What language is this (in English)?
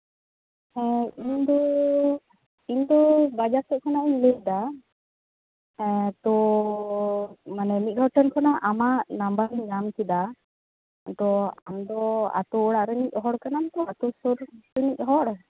Santali